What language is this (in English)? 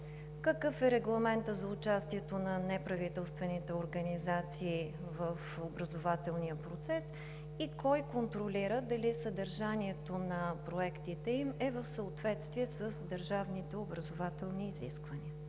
Bulgarian